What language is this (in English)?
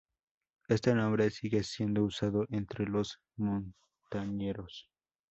Spanish